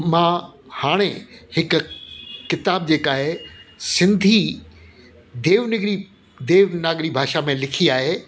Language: Sindhi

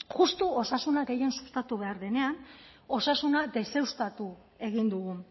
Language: Basque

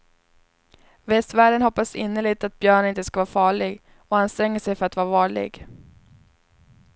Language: Swedish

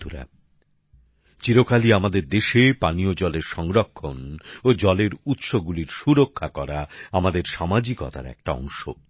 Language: Bangla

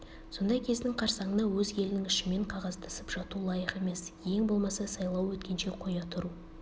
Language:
Kazakh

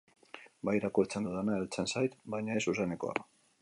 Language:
Basque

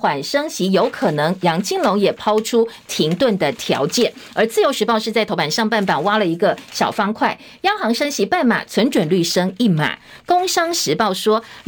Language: Chinese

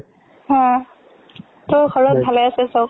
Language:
Assamese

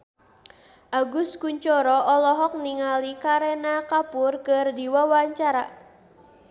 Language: Sundanese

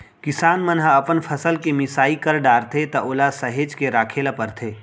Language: Chhattisgarhi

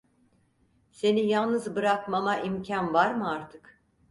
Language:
Turkish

